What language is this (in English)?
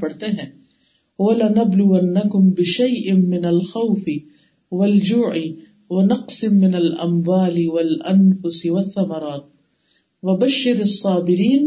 Urdu